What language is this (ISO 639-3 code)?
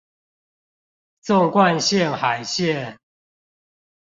zho